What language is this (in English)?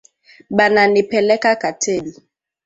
Swahili